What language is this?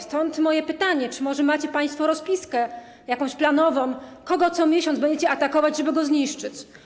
Polish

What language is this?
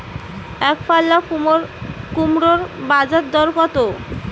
Bangla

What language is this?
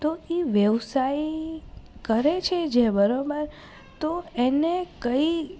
Gujarati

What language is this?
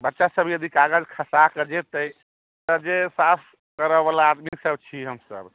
Maithili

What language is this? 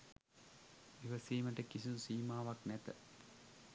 Sinhala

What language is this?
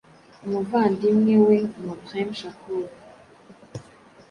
Kinyarwanda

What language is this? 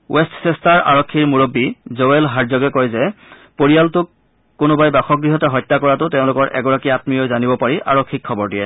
Assamese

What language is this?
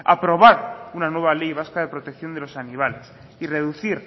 Spanish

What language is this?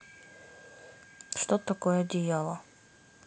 Russian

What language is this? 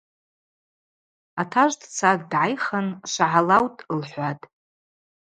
Abaza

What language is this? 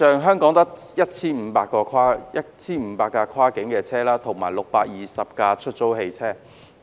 Cantonese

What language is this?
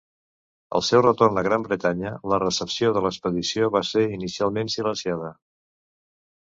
Catalan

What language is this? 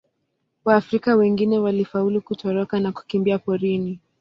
Swahili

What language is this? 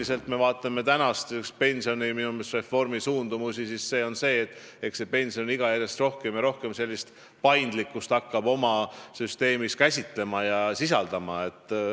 Estonian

